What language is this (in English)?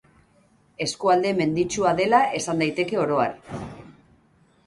Basque